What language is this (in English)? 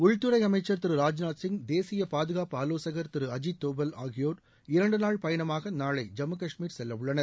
Tamil